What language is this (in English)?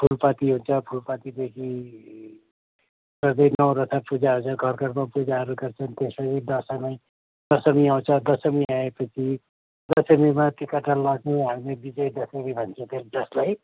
Nepali